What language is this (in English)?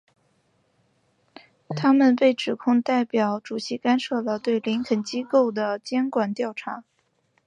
Chinese